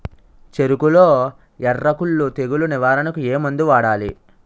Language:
Telugu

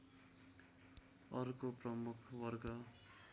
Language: Nepali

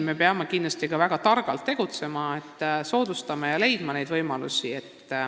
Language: Estonian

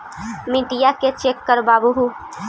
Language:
Magahi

